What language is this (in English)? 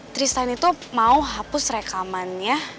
Indonesian